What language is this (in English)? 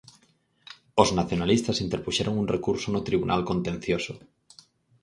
Galician